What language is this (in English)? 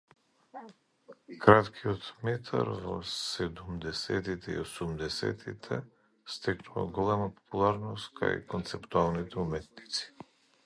Macedonian